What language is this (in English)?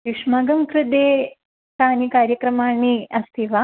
Sanskrit